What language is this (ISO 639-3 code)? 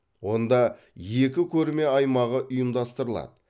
kaz